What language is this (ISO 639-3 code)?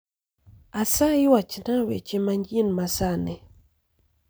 luo